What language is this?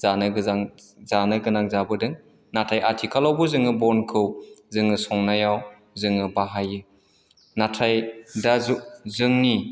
Bodo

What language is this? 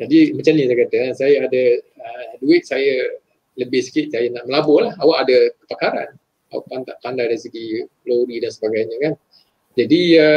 Malay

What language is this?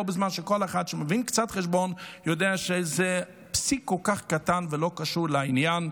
Hebrew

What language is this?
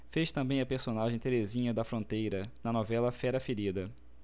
Portuguese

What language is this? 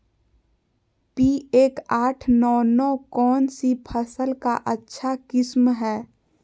Magahi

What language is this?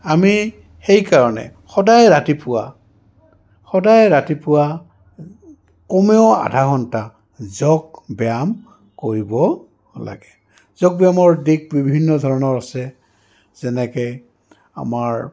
Assamese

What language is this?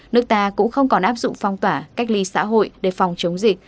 Vietnamese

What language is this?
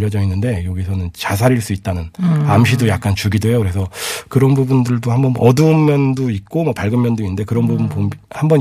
Korean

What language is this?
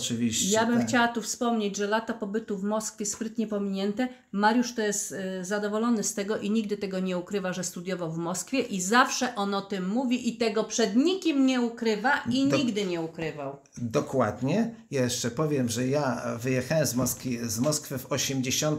Polish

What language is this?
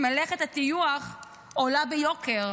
Hebrew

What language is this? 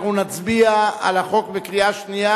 Hebrew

